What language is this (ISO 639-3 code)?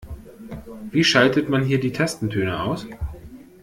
deu